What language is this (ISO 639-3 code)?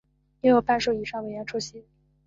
zho